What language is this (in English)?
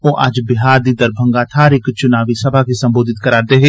Dogri